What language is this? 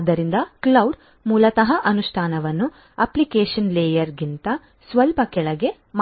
Kannada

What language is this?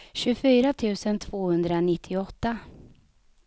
Swedish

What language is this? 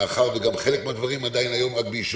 Hebrew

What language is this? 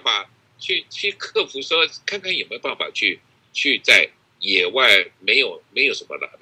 Chinese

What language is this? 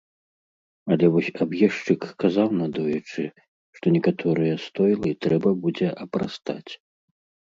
Belarusian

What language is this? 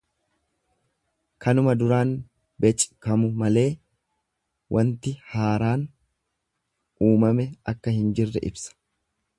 Oromo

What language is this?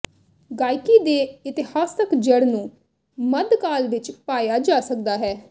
Punjabi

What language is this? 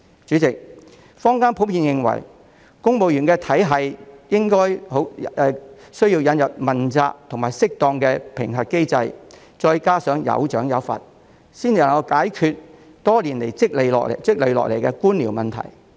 Cantonese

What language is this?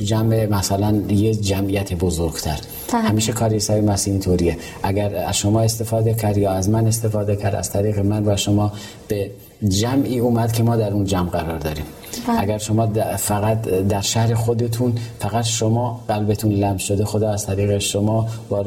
Persian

